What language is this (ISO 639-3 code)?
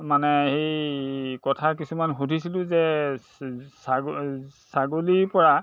asm